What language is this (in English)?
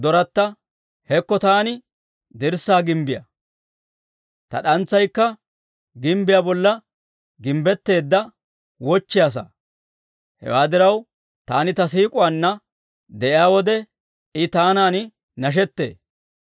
Dawro